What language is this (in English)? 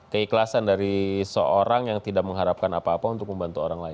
Indonesian